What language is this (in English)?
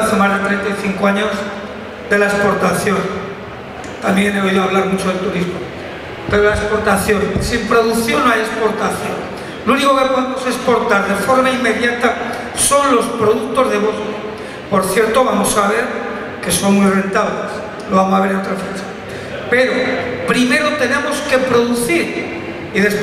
Spanish